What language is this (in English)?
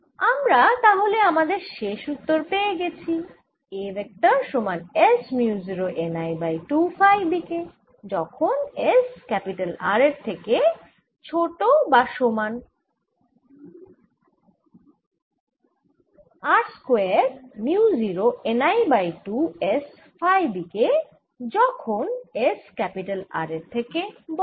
Bangla